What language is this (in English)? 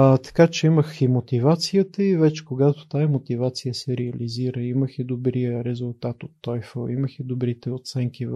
Bulgarian